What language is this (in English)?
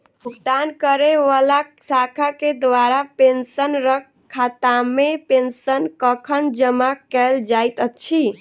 Maithili